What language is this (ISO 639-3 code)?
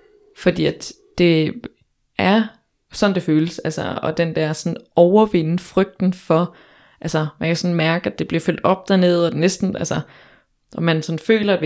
dan